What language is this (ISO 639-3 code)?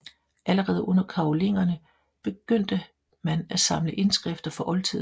dan